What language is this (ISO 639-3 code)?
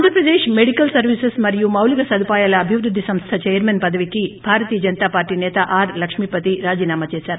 tel